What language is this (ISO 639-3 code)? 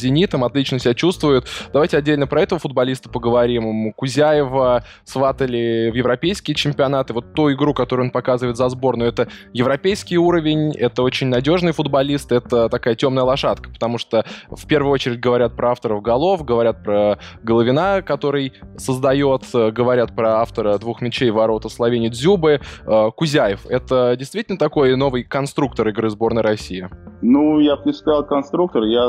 rus